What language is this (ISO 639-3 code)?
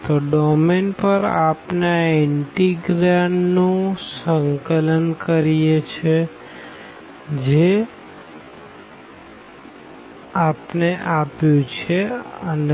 guj